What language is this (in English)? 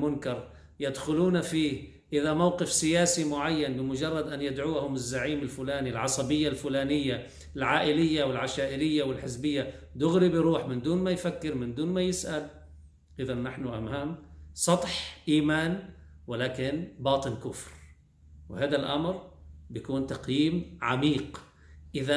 Arabic